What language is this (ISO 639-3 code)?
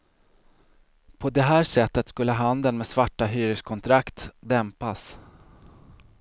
swe